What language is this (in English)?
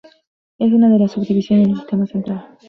Spanish